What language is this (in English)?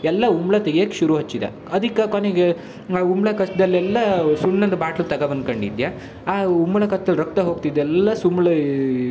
Kannada